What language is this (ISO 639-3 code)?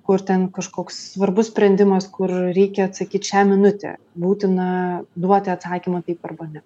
lit